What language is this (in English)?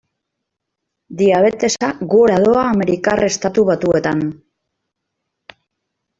Basque